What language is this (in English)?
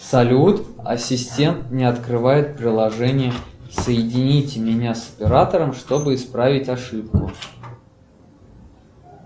Russian